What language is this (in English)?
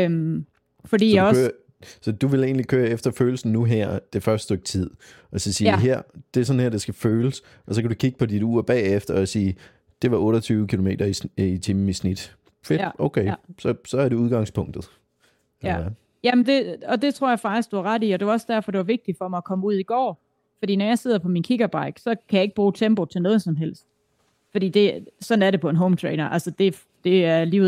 Danish